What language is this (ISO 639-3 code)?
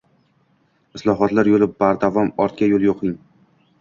uzb